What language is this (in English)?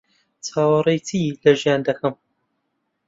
Central Kurdish